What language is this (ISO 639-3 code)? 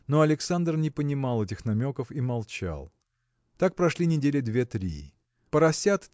rus